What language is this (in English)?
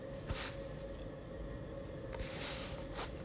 English